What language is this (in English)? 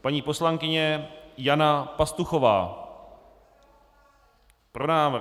Czech